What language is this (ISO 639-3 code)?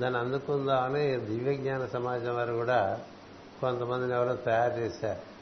tel